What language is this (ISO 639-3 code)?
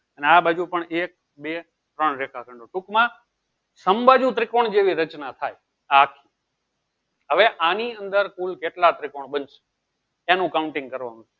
guj